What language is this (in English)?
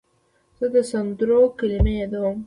Pashto